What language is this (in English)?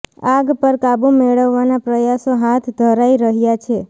Gujarati